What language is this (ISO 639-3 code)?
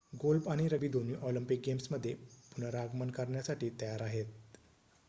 mar